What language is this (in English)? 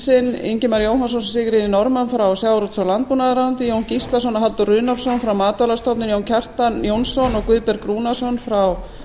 Icelandic